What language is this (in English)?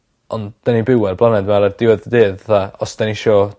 Welsh